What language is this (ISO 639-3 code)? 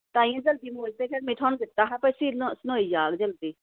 doi